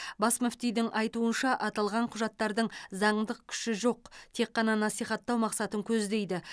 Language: Kazakh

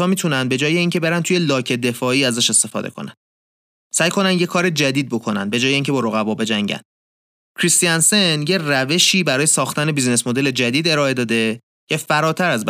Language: Persian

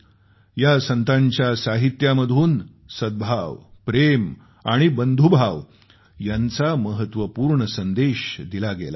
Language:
Marathi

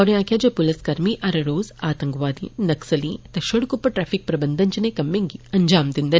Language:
Dogri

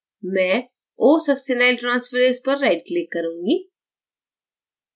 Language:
Hindi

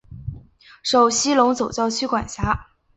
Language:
Chinese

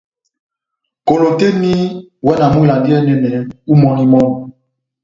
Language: Batanga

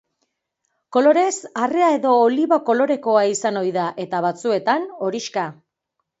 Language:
Basque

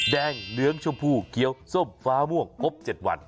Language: Thai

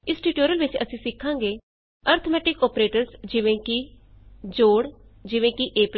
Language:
Punjabi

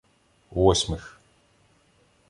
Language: Ukrainian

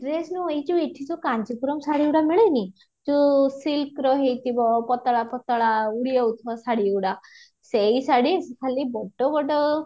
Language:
Odia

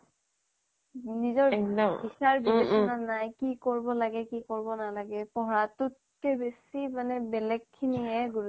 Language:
Assamese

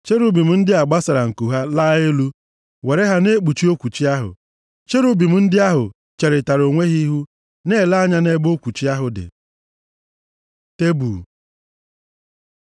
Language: Igbo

